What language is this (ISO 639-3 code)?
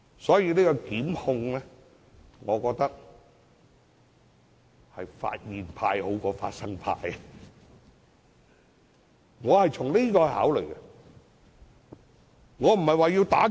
yue